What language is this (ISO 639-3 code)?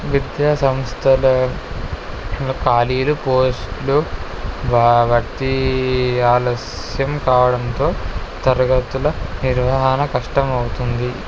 tel